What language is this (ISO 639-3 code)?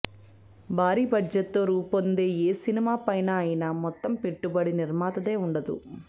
tel